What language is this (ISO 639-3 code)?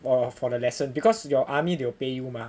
eng